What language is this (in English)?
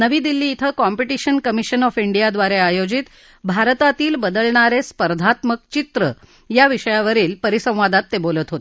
Marathi